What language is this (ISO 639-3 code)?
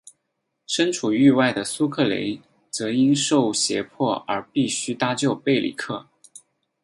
zho